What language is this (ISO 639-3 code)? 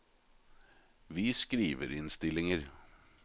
nor